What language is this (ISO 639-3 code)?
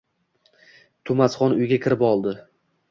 uzb